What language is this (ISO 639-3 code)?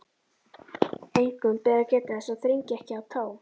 isl